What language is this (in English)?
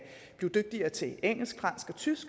Danish